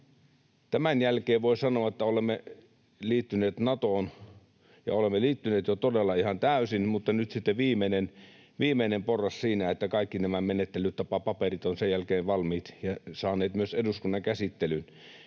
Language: Finnish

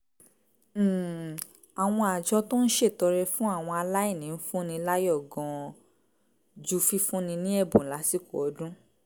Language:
Yoruba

